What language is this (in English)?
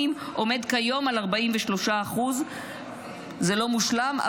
Hebrew